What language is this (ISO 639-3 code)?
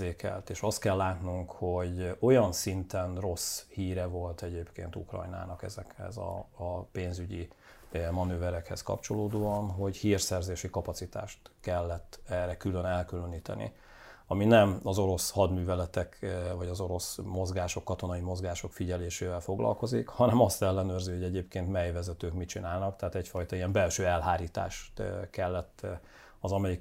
hun